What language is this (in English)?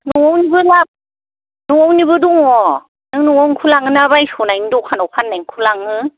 Bodo